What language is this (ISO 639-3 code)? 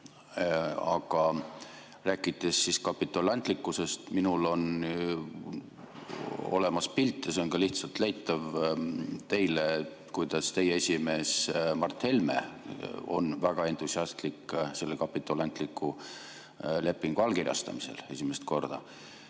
est